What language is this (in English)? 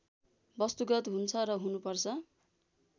Nepali